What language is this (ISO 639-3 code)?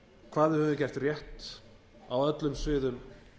isl